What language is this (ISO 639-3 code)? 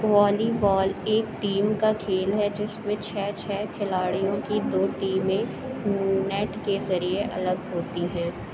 urd